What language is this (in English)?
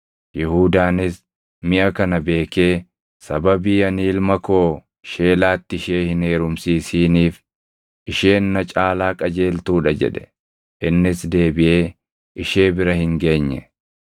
Oromo